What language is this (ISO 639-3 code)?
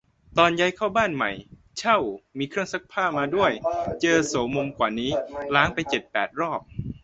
tha